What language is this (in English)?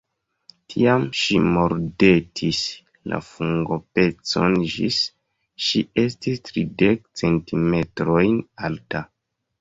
Esperanto